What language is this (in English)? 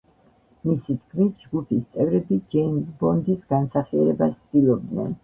Georgian